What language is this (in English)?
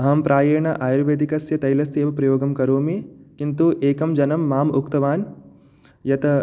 Sanskrit